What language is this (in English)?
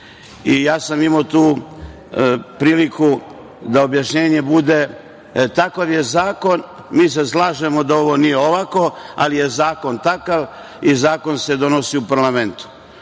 Serbian